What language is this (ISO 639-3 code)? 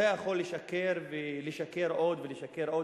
heb